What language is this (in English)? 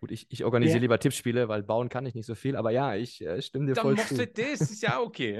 German